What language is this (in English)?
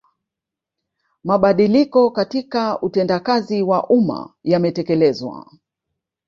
Swahili